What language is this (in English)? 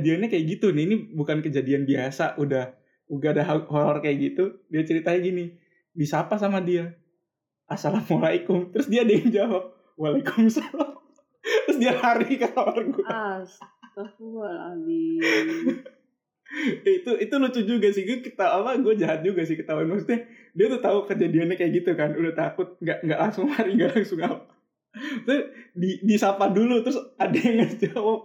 Indonesian